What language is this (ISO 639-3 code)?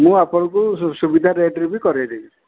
ori